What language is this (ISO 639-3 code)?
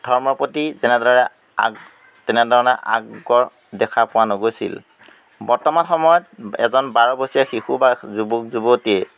asm